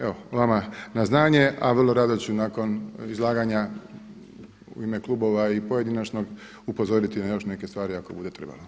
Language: Croatian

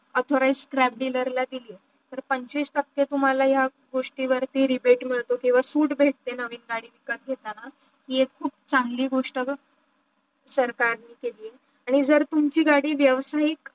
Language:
Marathi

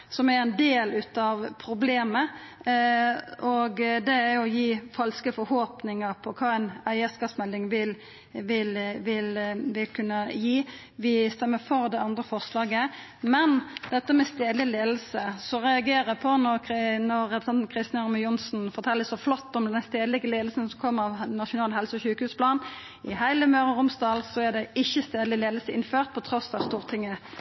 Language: Norwegian Nynorsk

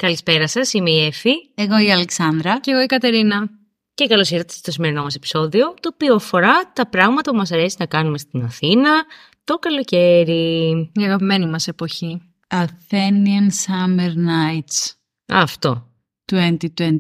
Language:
Greek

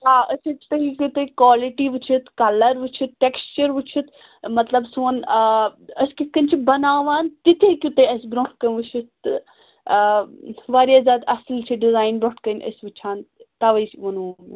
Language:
Kashmiri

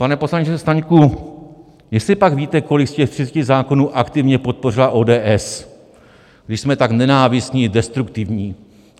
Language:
Czech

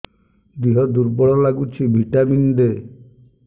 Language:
Odia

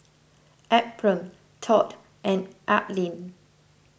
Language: English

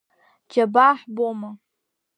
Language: Abkhazian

